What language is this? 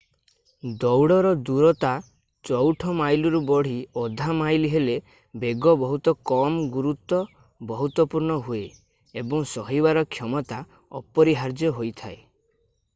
Odia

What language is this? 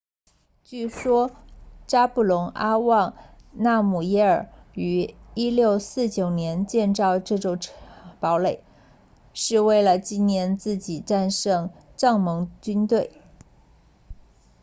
Chinese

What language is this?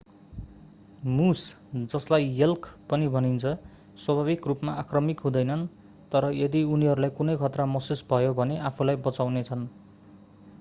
Nepali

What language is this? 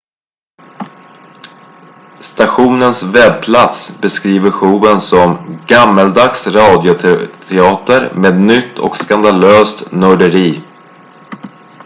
Swedish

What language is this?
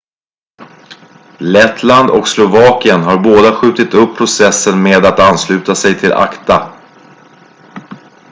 Swedish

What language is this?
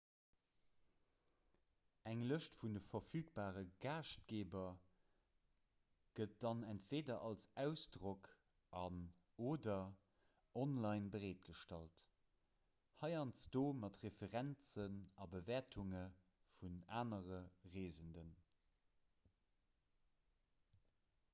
Luxembourgish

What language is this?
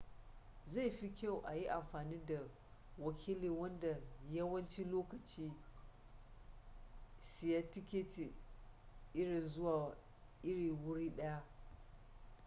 Hausa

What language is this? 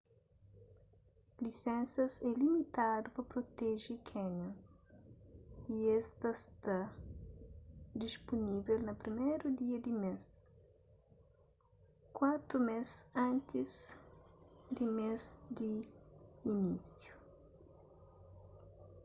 Kabuverdianu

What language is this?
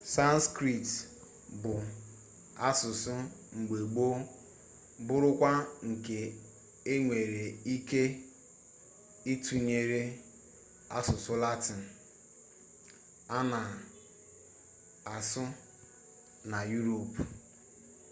Igbo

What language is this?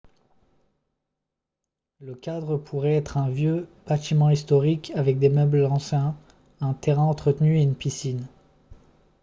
French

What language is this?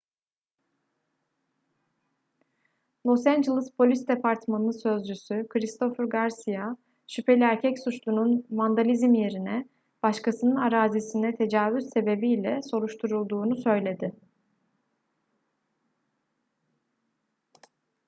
Turkish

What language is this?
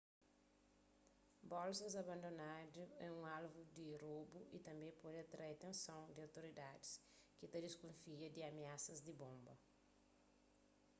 Kabuverdianu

